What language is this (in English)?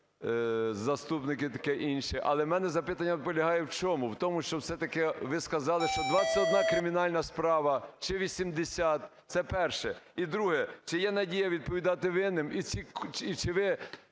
Ukrainian